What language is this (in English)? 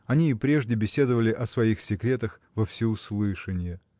Russian